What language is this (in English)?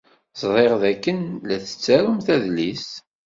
Kabyle